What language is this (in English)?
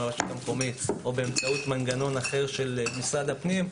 Hebrew